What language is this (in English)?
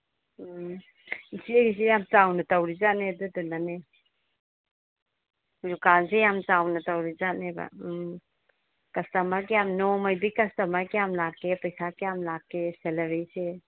Manipuri